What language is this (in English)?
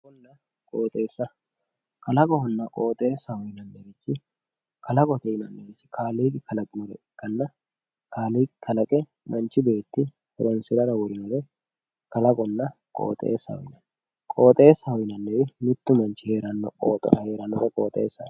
Sidamo